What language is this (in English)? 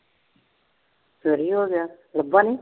Punjabi